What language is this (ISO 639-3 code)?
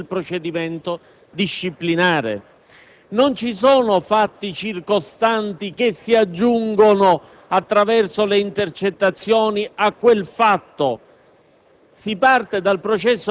ita